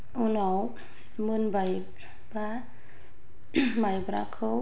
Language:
Bodo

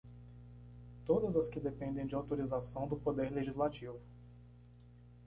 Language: Portuguese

